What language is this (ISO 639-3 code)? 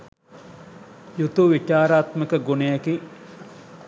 sin